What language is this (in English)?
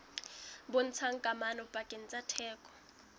Southern Sotho